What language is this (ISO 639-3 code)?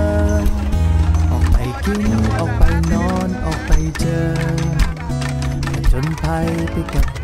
tha